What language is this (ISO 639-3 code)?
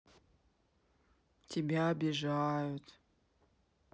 rus